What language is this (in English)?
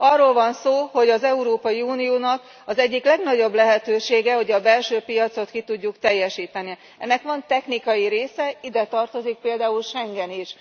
Hungarian